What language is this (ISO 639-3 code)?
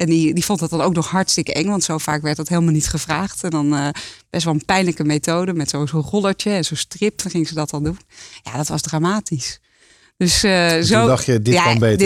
nld